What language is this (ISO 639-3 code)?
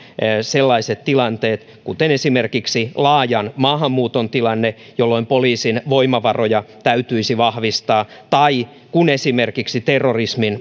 fin